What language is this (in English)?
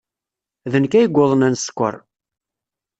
Kabyle